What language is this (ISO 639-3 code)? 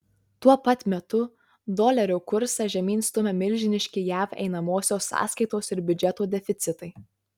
lit